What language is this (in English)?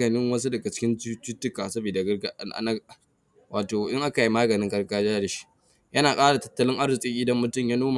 Hausa